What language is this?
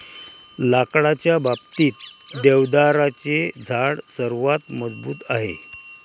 Marathi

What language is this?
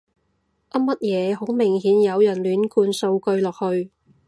Cantonese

